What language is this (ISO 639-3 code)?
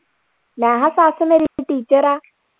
pan